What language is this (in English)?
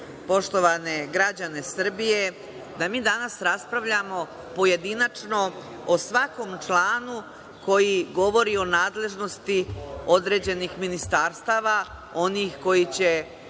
Serbian